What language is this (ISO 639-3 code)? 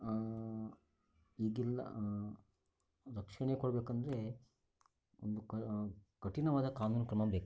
kan